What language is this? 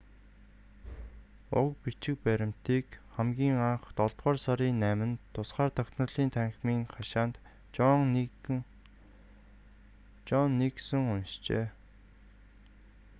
Mongolian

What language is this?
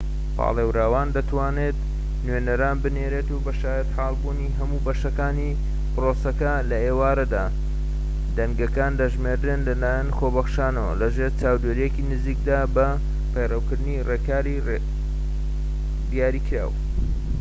Central Kurdish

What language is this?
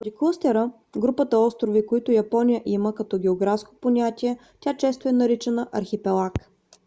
Bulgarian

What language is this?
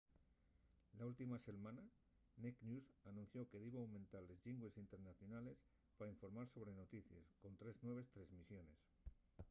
Asturian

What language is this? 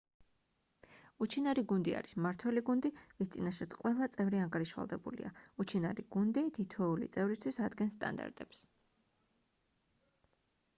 Georgian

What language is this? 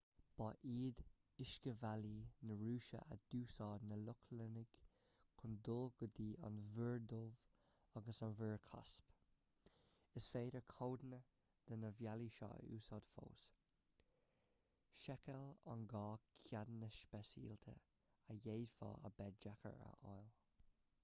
Irish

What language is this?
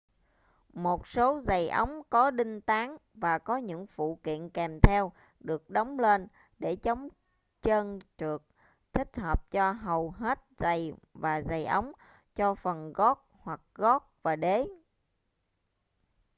Vietnamese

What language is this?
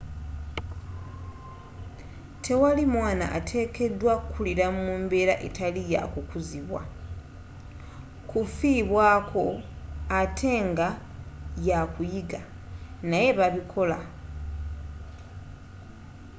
Ganda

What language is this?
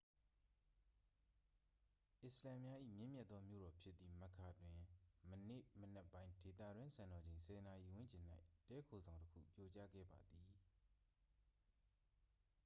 Burmese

